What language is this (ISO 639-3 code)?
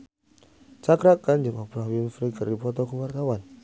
sun